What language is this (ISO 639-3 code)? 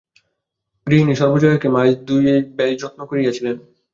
ben